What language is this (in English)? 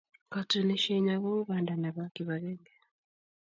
Kalenjin